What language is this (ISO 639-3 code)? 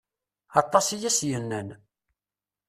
kab